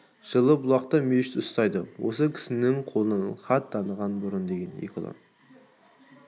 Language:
Kazakh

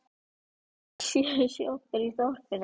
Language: Icelandic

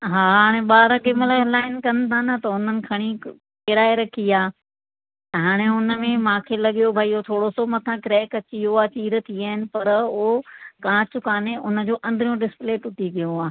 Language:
Sindhi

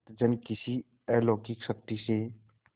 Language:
Hindi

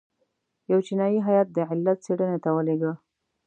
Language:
Pashto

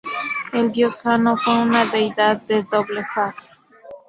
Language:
Spanish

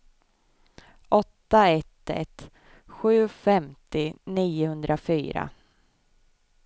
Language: Swedish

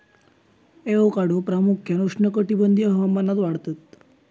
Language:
Marathi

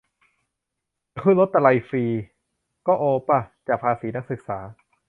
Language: Thai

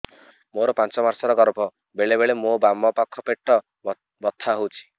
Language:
Odia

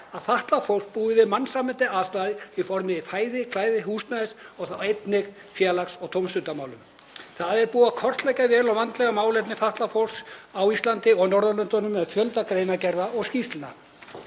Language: Icelandic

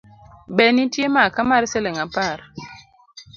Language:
Luo (Kenya and Tanzania)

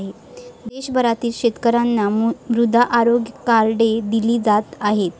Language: Marathi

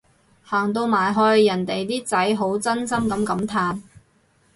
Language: Cantonese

